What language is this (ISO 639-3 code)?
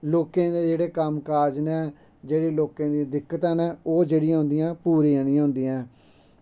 doi